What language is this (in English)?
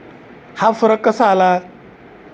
Marathi